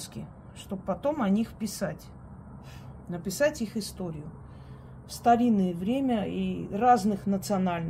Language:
Russian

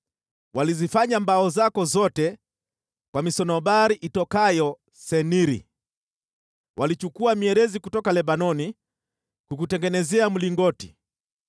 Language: Swahili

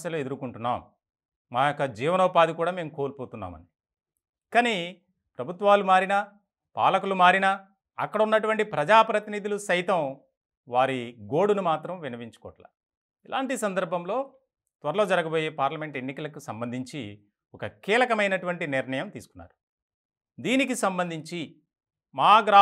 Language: Telugu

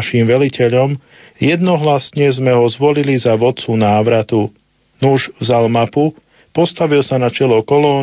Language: Slovak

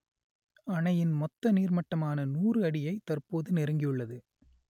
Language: Tamil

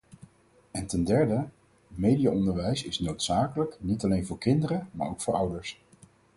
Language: Dutch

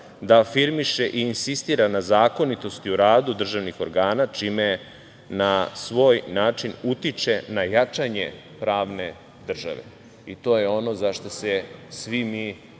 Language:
Serbian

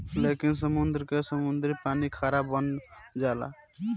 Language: Bhojpuri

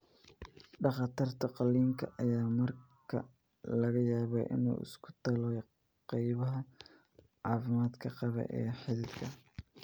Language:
Somali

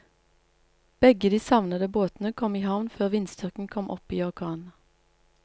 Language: Norwegian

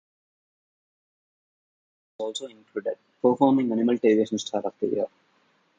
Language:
English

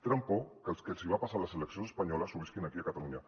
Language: Catalan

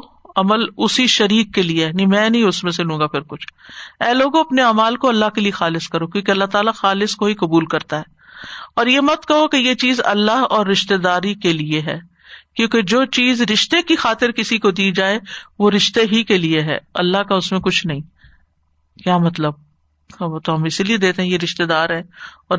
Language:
Urdu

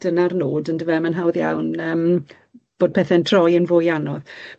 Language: Welsh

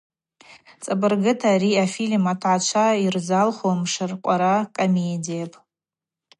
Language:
Abaza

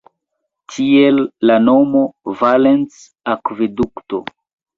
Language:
Esperanto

